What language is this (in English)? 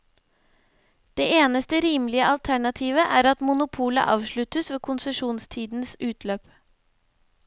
Norwegian